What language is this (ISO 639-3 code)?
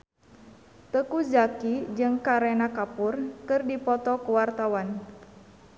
sun